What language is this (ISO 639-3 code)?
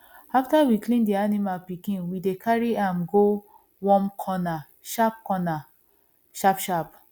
pcm